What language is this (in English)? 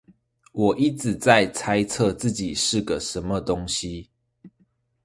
Chinese